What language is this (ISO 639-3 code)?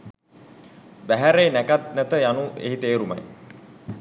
sin